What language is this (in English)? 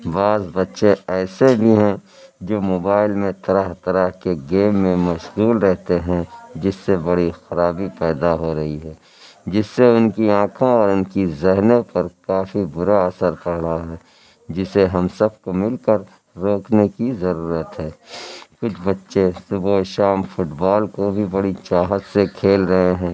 Urdu